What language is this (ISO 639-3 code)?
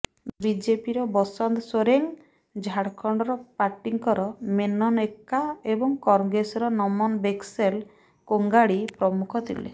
ori